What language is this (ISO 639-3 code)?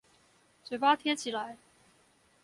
zho